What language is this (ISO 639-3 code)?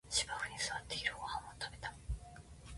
jpn